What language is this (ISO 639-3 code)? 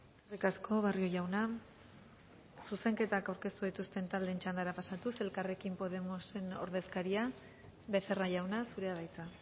eus